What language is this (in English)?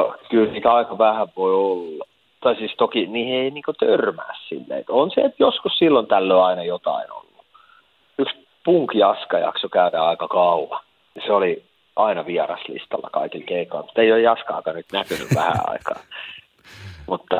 Finnish